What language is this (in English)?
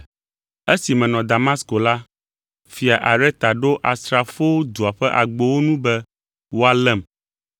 Ewe